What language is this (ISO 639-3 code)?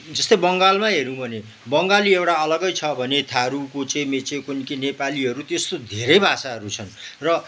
nep